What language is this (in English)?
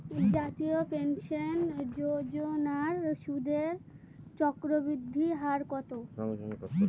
Bangla